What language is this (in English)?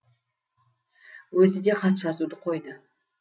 Kazakh